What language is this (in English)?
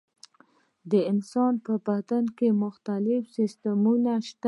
Pashto